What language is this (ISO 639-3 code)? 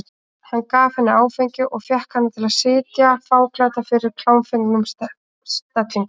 isl